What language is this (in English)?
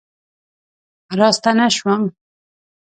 Pashto